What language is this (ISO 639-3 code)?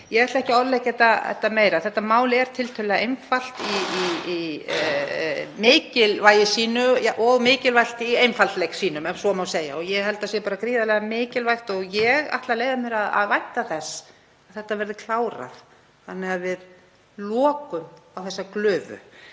isl